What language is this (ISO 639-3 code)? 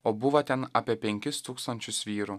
lit